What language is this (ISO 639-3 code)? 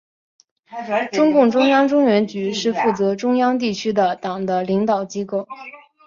zho